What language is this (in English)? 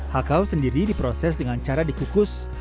Indonesian